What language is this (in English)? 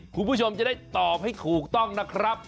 Thai